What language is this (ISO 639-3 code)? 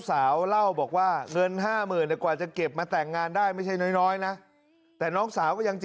tha